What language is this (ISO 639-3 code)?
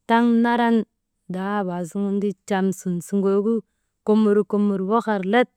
mde